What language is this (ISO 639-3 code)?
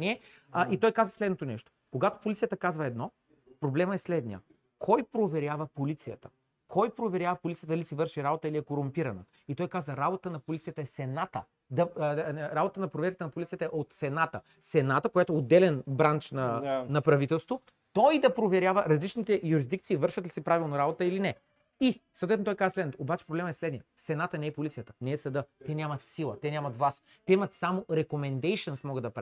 bul